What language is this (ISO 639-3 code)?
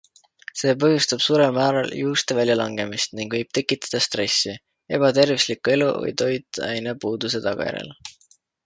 est